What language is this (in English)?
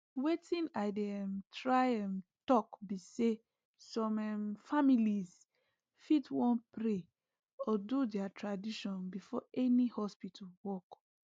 Nigerian Pidgin